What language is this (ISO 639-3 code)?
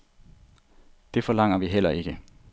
dan